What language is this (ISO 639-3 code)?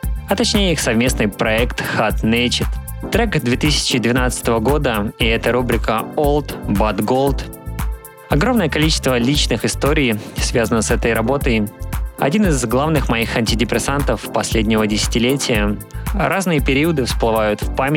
rus